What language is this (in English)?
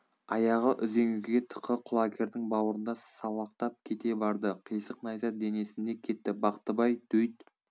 Kazakh